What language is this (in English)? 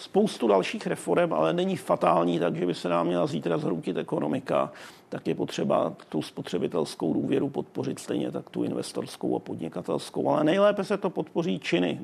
Czech